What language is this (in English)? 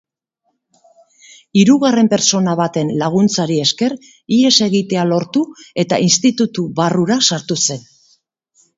Basque